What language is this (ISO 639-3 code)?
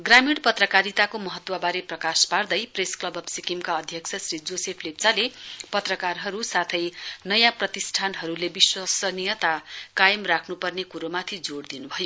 nep